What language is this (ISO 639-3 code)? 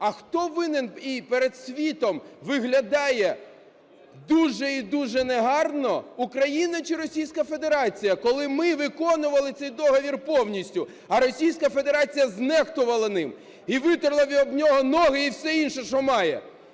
ukr